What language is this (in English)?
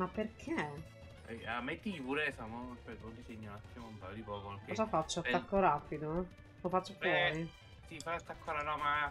Italian